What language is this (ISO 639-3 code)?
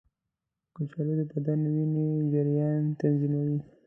pus